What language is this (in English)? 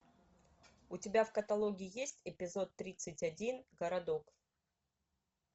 Russian